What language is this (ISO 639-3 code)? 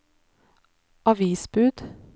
nor